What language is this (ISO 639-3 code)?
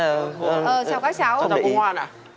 vie